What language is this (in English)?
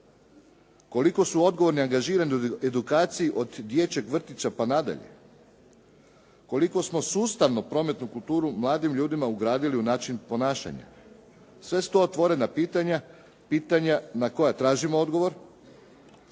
Croatian